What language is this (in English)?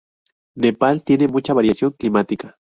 Spanish